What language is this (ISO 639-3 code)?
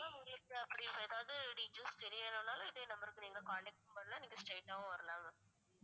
tam